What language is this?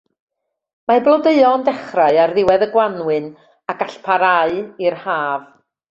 Welsh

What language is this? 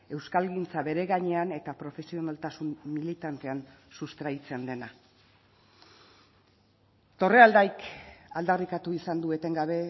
Basque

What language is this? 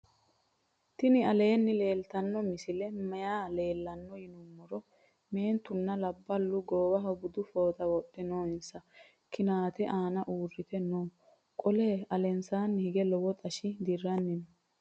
Sidamo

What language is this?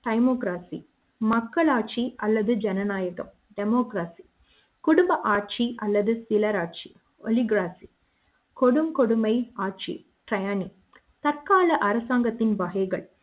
Tamil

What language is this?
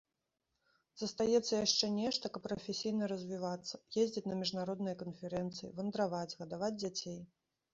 Belarusian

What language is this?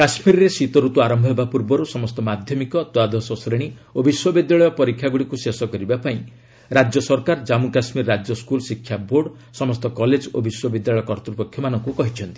Odia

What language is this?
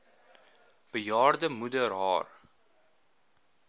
Afrikaans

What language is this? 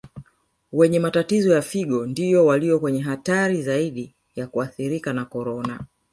Swahili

